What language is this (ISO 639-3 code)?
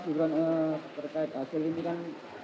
ind